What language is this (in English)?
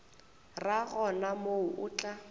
Northern Sotho